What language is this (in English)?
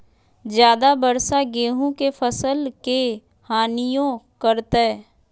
Magahi